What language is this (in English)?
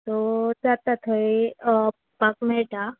Konkani